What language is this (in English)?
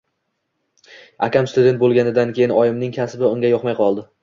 Uzbek